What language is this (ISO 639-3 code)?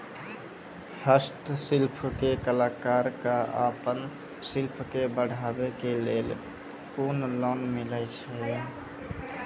mai